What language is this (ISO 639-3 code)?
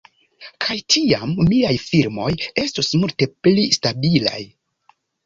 epo